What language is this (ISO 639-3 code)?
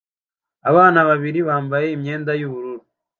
kin